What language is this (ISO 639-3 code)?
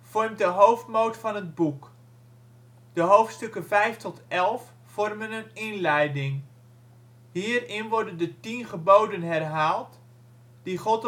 nld